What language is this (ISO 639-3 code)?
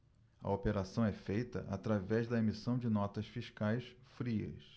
por